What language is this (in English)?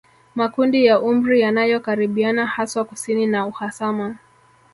Swahili